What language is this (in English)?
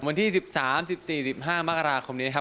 Thai